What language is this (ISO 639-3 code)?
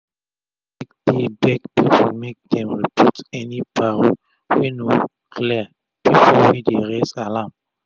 pcm